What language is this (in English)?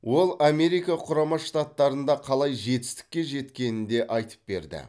Kazakh